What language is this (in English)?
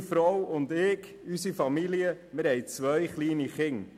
Swiss German